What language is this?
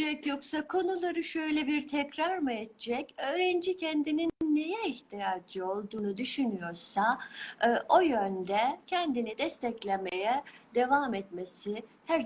Turkish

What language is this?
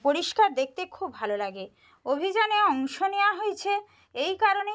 Bangla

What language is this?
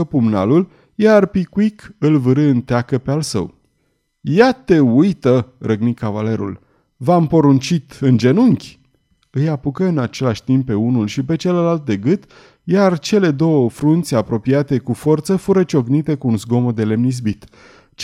Romanian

